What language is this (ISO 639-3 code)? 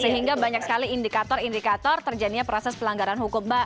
ind